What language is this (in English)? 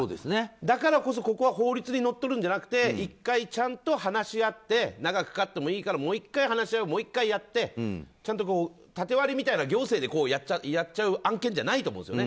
Japanese